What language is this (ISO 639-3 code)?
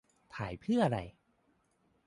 tha